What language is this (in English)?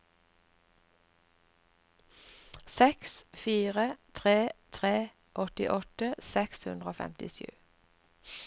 Norwegian